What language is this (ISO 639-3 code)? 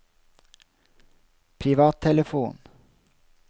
nor